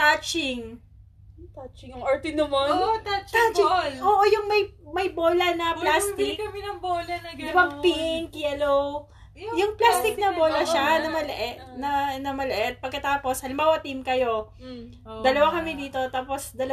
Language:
Filipino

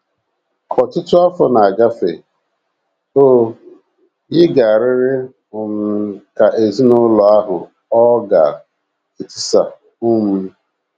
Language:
Igbo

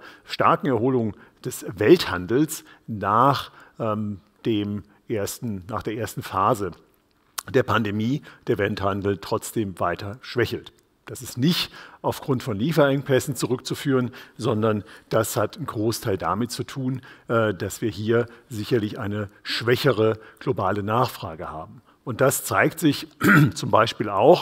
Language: German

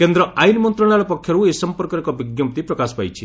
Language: Odia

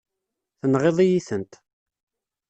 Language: Kabyle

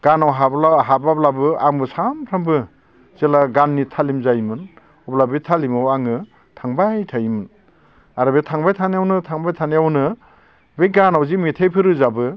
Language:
Bodo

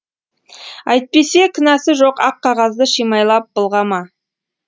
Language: Kazakh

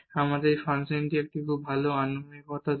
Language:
Bangla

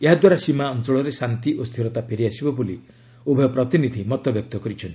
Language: Odia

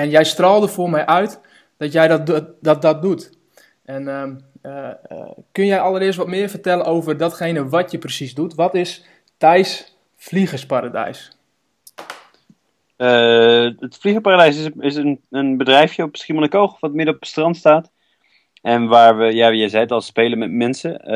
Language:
Dutch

